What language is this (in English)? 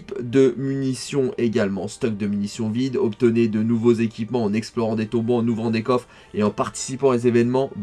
French